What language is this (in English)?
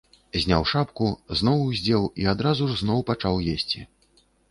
Belarusian